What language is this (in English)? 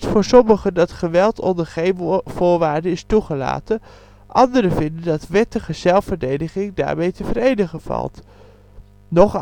Dutch